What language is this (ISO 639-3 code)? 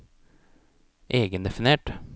nor